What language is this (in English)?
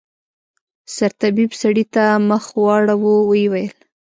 Pashto